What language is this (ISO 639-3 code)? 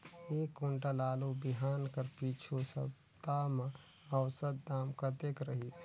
hne